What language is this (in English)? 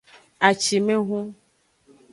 Aja (Benin)